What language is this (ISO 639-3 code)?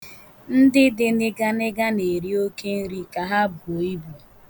ibo